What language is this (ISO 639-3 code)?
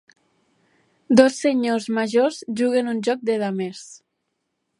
cat